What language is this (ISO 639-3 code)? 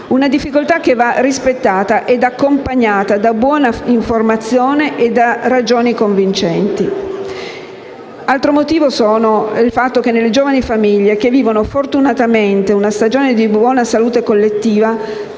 ita